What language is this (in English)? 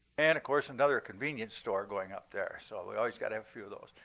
English